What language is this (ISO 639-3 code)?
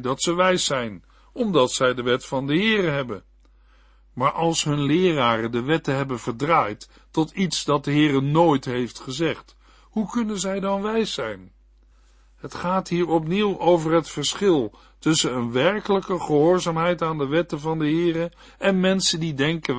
nld